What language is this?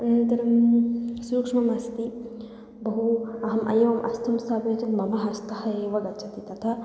Sanskrit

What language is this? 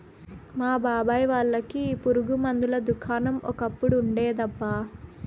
Telugu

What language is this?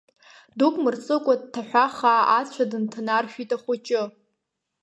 Abkhazian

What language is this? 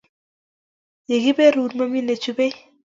Kalenjin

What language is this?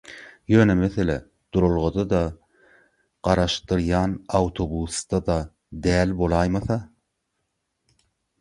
Turkmen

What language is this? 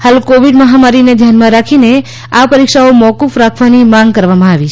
Gujarati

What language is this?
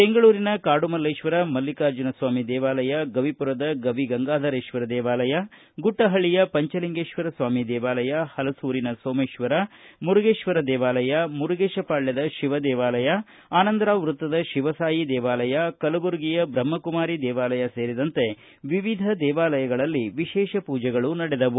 Kannada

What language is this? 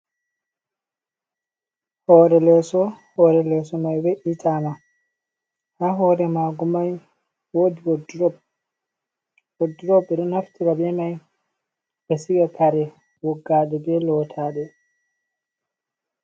Fula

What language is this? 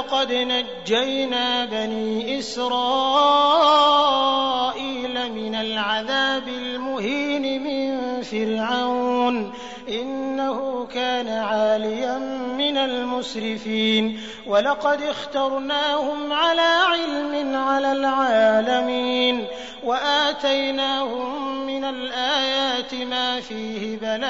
Arabic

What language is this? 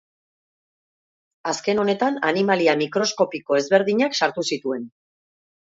Basque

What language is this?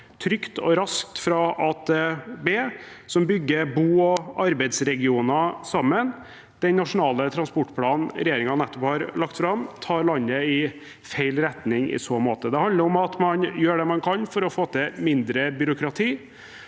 Norwegian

